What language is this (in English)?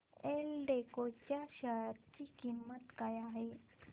Marathi